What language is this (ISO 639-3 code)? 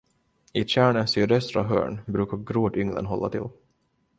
swe